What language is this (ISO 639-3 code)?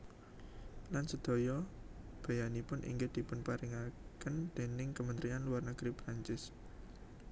jav